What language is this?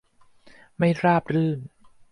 Thai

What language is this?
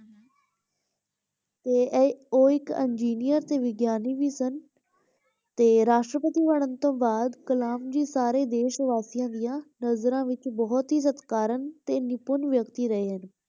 Punjabi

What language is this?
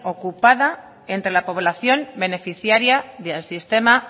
Spanish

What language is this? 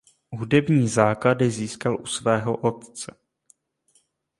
Czech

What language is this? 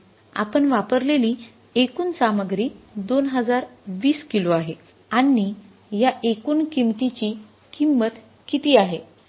Marathi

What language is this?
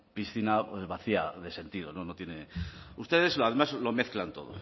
Spanish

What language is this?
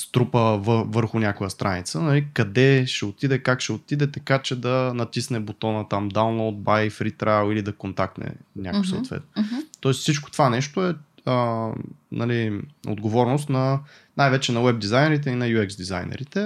Bulgarian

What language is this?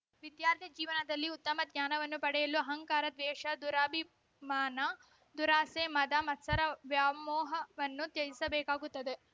Kannada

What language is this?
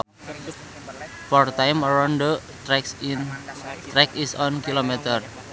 Sundanese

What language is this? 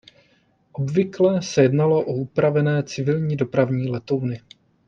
Czech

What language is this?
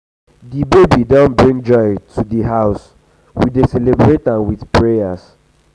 Nigerian Pidgin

